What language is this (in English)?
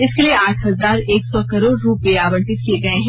Hindi